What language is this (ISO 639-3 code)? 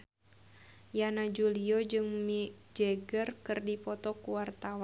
sun